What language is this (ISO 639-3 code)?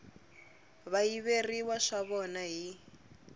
tso